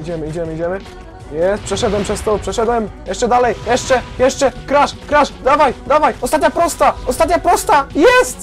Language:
Polish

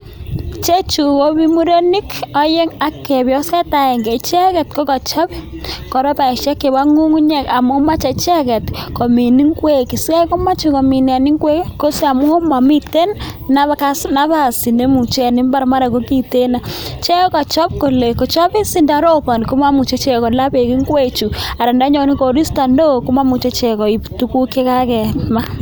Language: Kalenjin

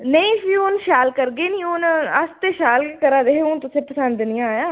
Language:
Dogri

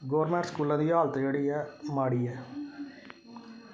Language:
Dogri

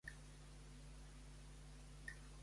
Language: Catalan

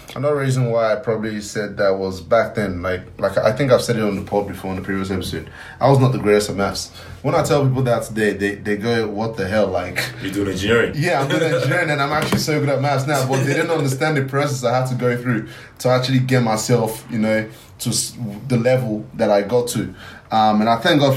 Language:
English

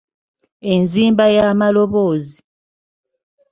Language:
Ganda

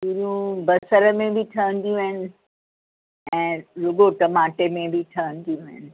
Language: Sindhi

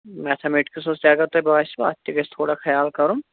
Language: Kashmiri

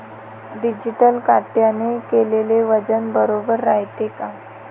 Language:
Marathi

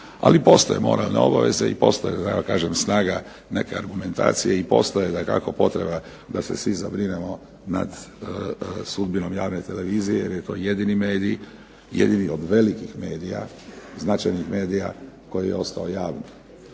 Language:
Croatian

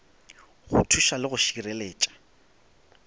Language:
Northern Sotho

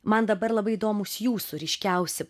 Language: Lithuanian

